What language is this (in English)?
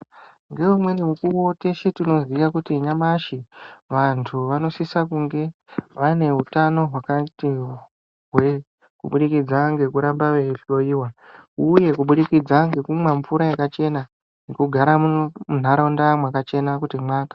Ndau